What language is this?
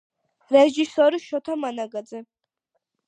Georgian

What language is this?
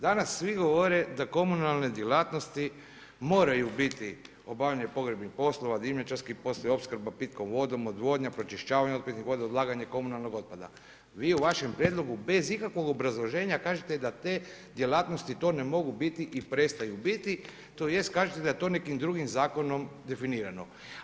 Croatian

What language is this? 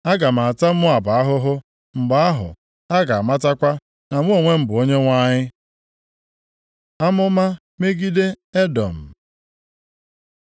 Igbo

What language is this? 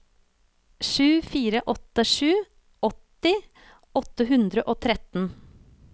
Norwegian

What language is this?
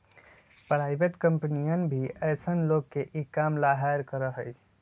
Magahi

